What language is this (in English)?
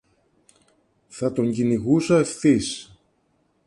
Greek